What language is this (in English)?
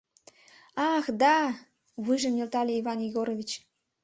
Mari